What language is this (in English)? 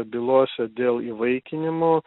Lithuanian